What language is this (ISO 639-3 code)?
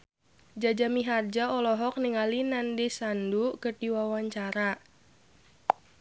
sun